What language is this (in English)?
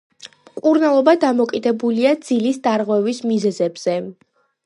Georgian